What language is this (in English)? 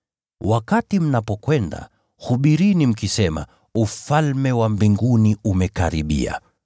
Swahili